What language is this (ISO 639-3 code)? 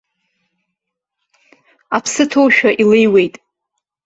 abk